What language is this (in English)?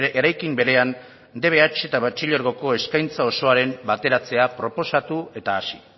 Basque